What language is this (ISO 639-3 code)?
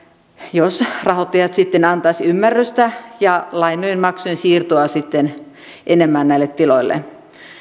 fin